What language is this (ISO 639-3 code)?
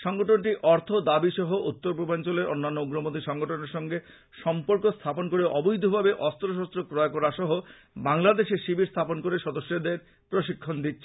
ben